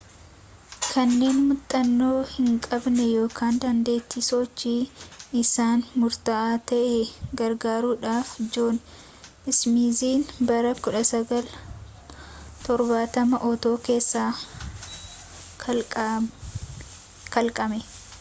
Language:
Oromo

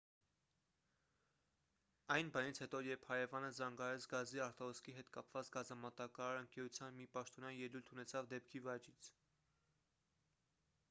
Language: Armenian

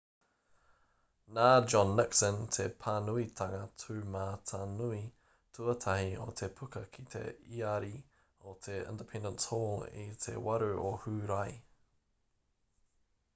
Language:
Māori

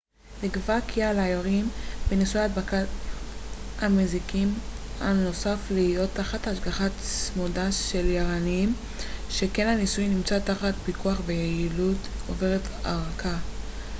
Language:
Hebrew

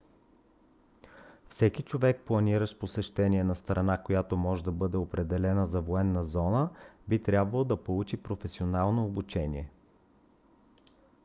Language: Bulgarian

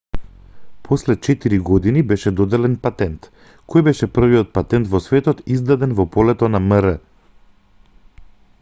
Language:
Macedonian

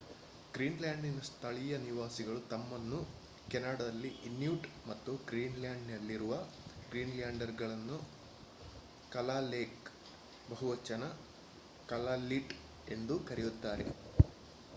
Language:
Kannada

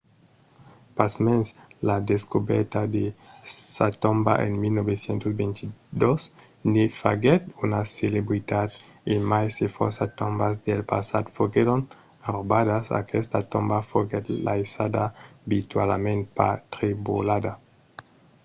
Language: Occitan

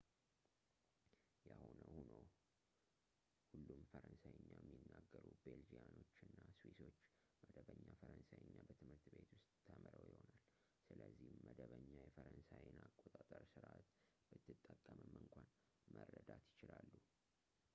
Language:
Amharic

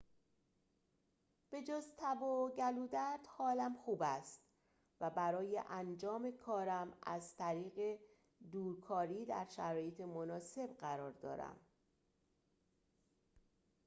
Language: Persian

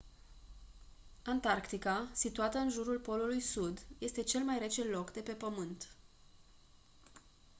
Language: Romanian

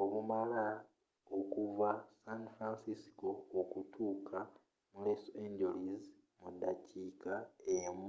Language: Ganda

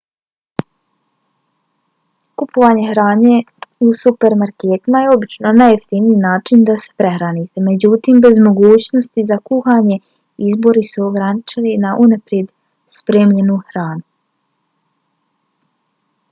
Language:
Bosnian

